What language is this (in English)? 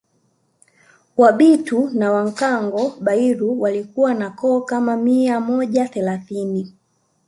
Swahili